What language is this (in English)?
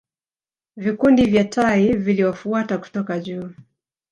Swahili